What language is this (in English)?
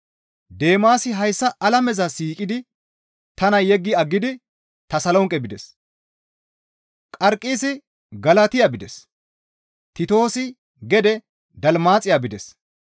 Gamo